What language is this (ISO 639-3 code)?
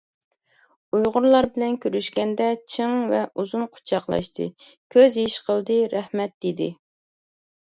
uig